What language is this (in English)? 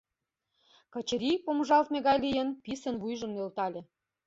Mari